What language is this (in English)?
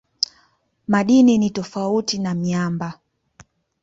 Swahili